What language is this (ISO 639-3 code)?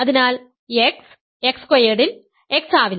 mal